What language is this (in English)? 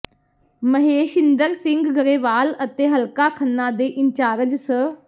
Punjabi